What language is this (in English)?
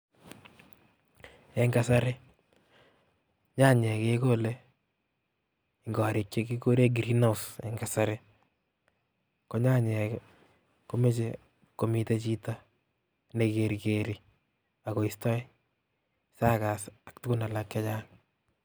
Kalenjin